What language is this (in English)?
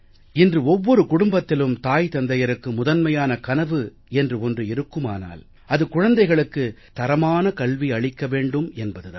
Tamil